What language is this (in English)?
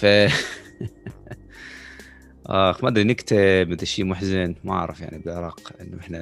Arabic